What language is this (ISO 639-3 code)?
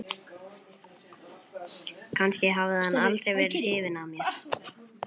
isl